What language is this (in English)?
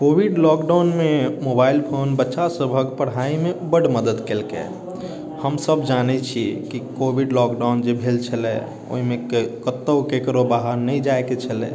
Maithili